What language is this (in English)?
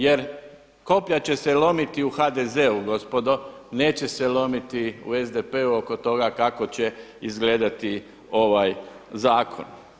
Croatian